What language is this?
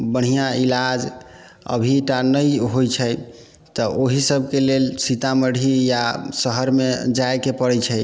Maithili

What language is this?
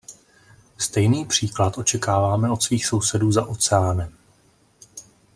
Czech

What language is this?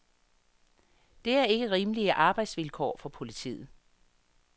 Danish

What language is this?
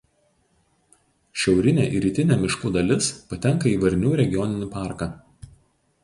Lithuanian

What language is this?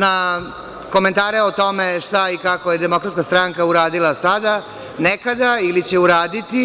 Serbian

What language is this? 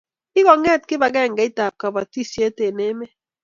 Kalenjin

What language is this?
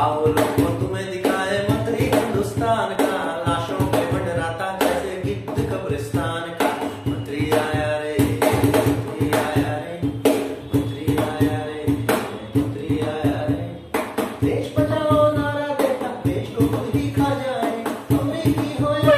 Hindi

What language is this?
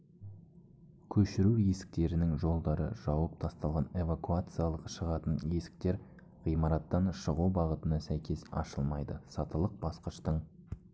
Kazakh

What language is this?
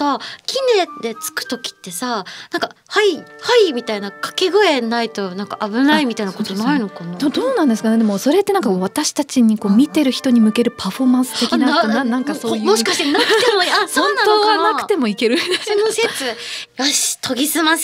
Japanese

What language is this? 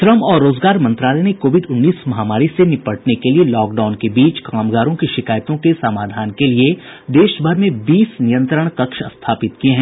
Hindi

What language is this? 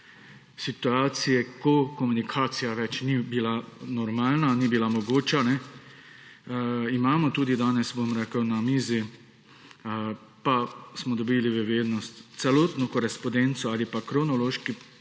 Slovenian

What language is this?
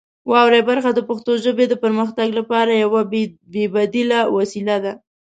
Pashto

